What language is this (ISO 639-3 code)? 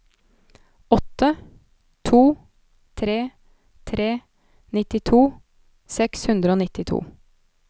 nor